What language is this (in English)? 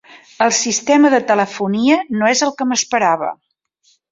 Catalan